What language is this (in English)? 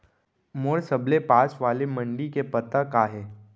Chhattisgarhi